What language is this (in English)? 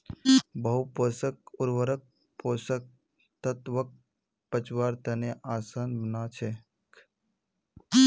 Magahi